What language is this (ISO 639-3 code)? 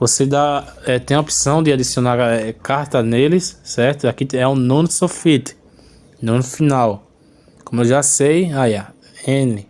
por